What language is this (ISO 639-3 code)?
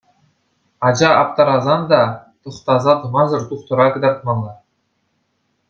chv